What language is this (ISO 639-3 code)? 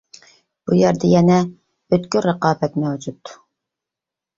uig